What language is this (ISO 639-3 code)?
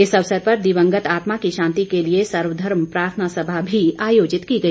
hin